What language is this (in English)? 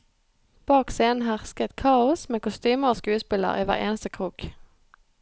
Norwegian